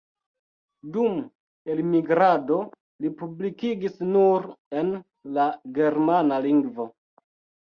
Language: Esperanto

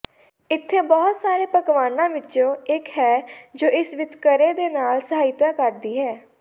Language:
Punjabi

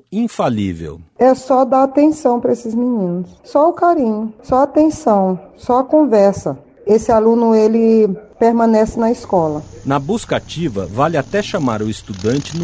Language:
Portuguese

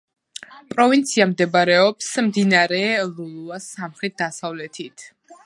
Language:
Georgian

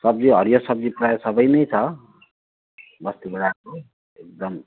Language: Nepali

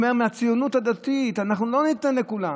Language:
Hebrew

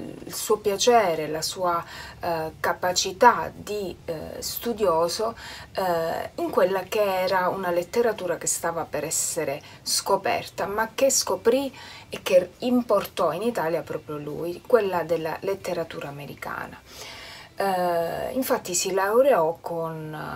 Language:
Italian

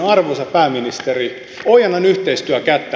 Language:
Finnish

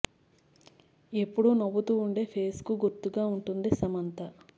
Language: Telugu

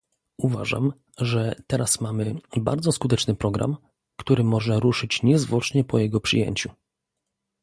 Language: Polish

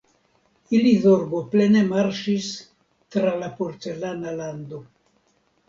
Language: Esperanto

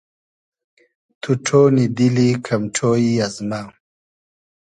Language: Hazaragi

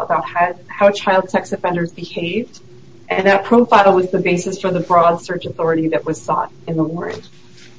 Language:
English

